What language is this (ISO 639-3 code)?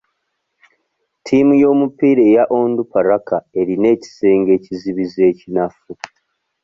lug